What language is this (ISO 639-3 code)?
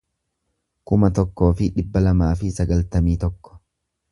orm